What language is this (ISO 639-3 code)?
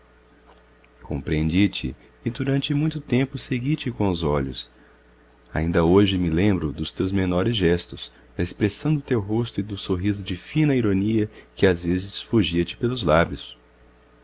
por